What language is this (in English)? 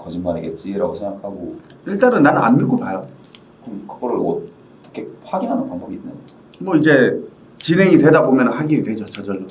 Korean